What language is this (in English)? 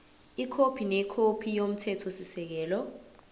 Zulu